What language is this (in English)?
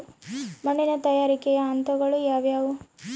Kannada